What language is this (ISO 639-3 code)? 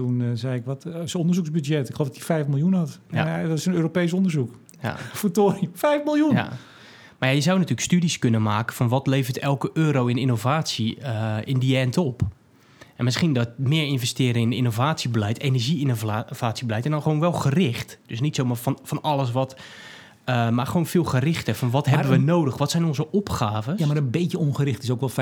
nld